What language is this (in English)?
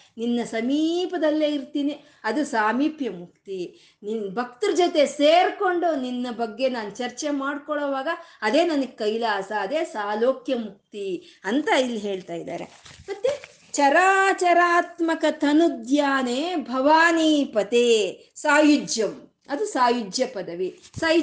Kannada